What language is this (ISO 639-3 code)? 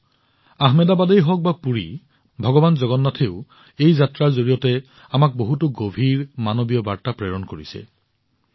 asm